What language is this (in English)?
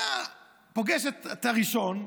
Hebrew